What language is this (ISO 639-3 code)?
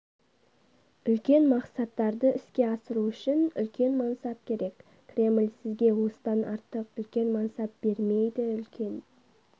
kaz